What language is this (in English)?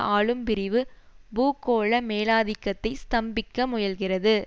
Tamil